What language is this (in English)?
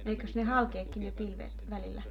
Finnish